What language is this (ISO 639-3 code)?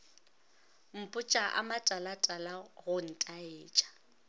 nso